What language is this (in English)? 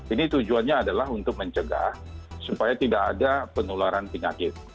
Indonesian